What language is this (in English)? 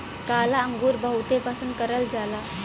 Bhojpuri